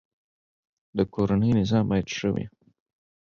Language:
Pashto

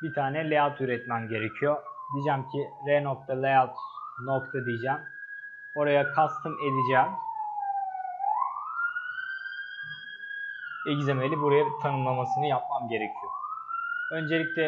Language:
Turkish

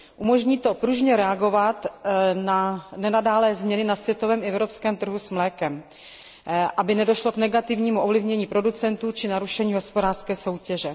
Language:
Czech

